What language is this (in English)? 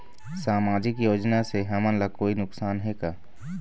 Chhattisgarhi